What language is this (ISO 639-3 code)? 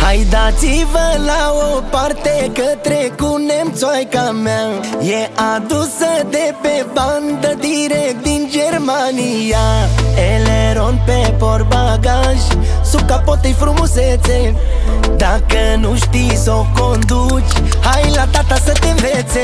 ron